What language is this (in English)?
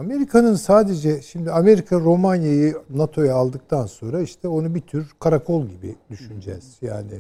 Turkish